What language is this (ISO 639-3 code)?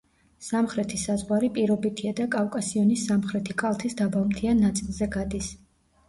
kat